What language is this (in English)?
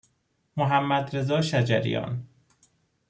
Persian